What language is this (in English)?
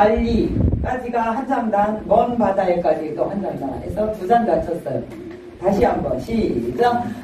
Korean